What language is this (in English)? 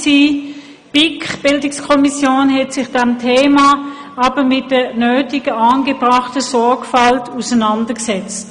Swiss German